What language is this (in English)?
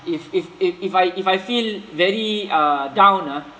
English